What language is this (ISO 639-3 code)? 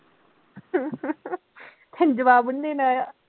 pan